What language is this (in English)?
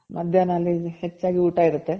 Kannada